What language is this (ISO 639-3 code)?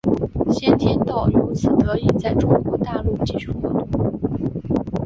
zho